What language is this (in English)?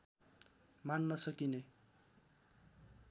Nepali